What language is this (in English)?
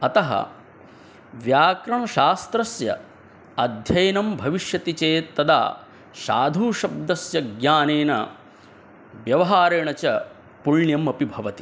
Sanskrit